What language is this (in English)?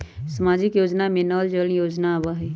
Magahi